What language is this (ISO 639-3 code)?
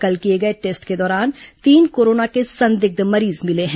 hin